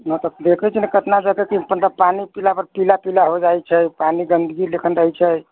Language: Maithili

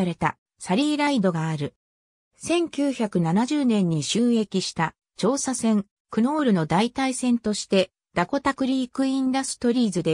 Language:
Japanese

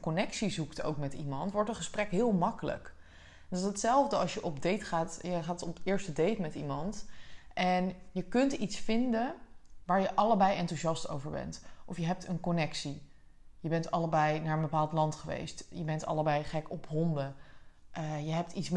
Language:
Dutch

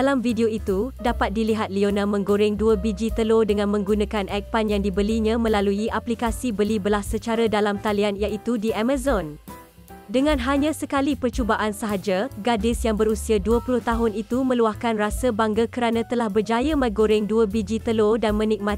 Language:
Malay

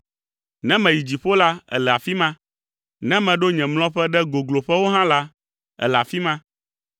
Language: Ewe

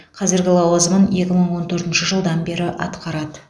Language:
Kazakh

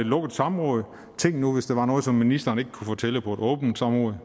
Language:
Danish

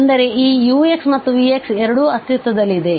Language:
Kannada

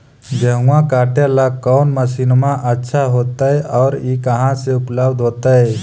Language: Magahi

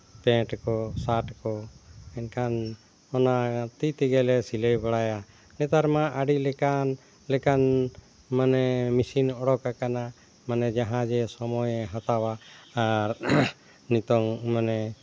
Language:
Santali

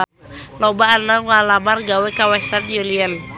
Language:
Sundanese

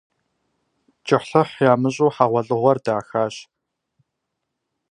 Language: Kabardian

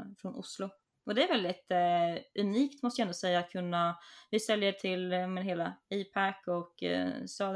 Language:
Swedish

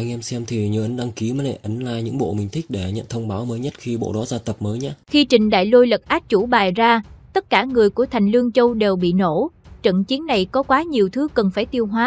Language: Vietnamese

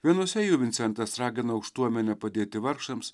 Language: Lithuanian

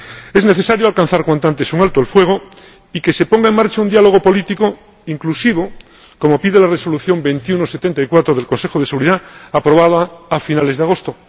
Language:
Spanish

